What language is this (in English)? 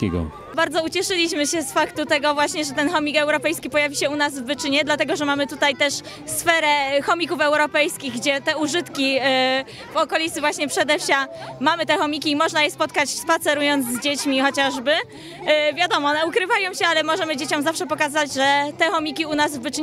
Polish